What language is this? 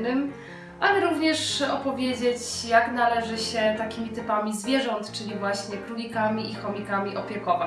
Polish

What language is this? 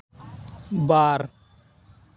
Santali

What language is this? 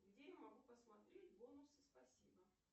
Russian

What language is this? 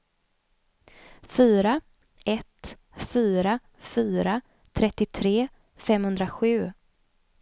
Swedish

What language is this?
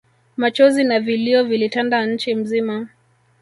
Swahili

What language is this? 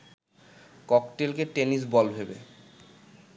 Bangla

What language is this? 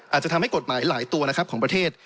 Thai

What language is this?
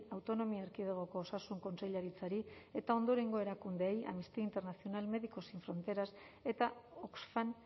Basque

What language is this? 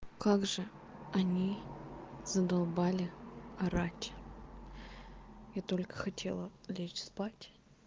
Russian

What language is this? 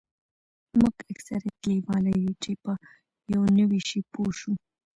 Pashto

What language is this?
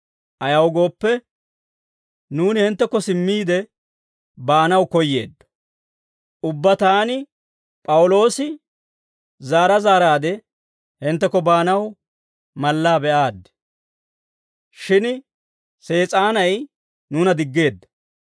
Dawro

